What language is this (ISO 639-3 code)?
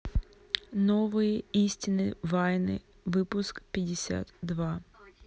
rus